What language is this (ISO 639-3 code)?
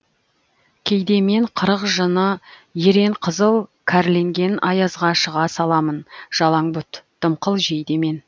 kaz